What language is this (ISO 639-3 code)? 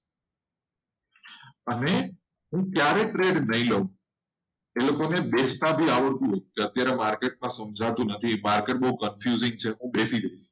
guj